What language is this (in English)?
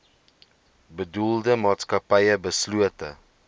Afrikaans